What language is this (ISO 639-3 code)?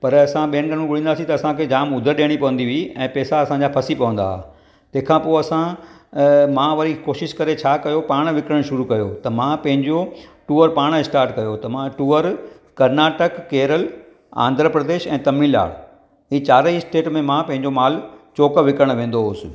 snd